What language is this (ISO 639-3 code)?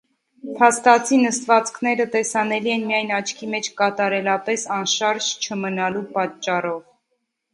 hye